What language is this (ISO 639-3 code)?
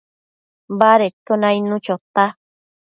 mcf